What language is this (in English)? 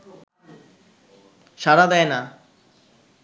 Bangla